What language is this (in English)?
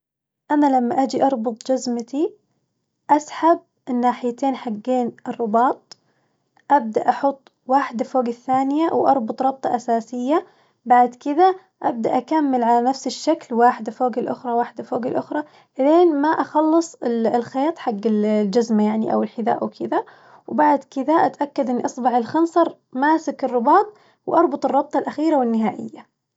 Najdi Arabic